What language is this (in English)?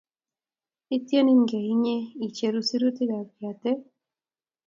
Kalenjin